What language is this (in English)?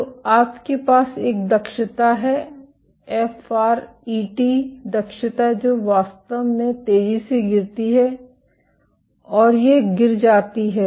Hindi